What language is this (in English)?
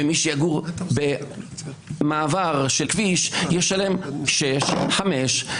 Hebrew